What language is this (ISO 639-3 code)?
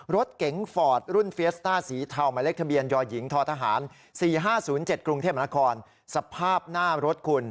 tha